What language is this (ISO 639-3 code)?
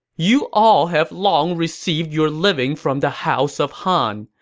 eng